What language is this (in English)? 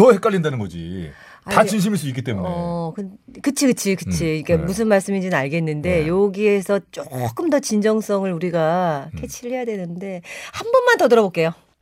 Korean